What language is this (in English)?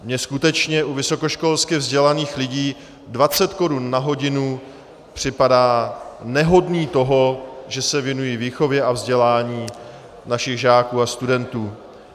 Czech